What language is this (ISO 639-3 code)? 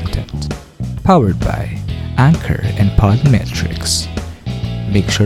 fil